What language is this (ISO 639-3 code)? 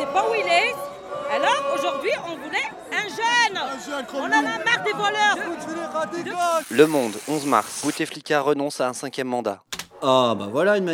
fra